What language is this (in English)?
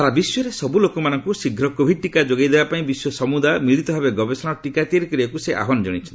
Odia